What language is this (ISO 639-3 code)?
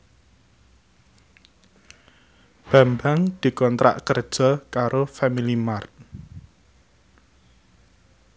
jav